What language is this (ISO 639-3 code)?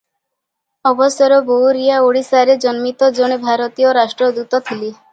ori